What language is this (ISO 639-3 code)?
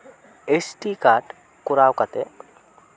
sat